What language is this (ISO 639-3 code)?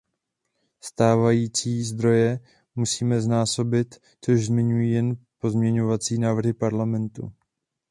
ces